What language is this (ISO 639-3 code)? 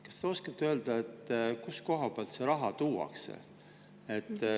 est